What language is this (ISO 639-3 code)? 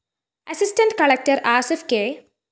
mal